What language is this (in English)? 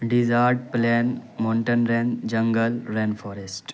Urdu